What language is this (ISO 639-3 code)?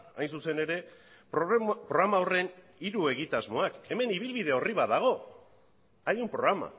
eus